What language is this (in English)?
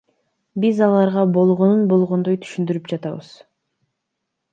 Kyrgyz